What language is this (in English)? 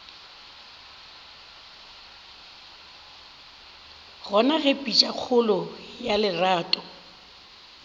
Northern Sotho